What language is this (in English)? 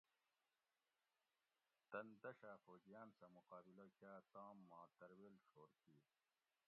Gawri